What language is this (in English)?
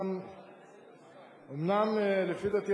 Hebrew